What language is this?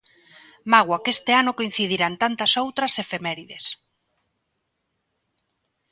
Galician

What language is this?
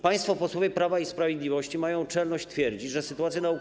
Polish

